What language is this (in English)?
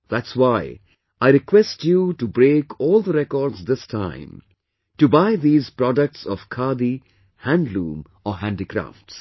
English